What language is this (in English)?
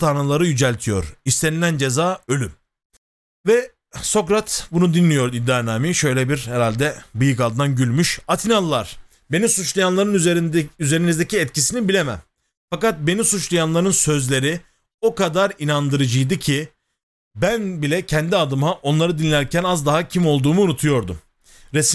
Turkish